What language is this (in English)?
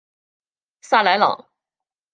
Chinese